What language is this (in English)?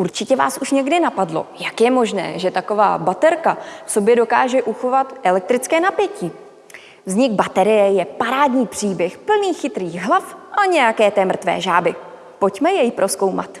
Czech